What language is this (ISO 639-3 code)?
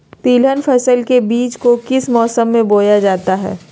mag